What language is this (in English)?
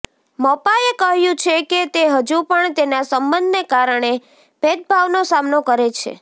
Gujarati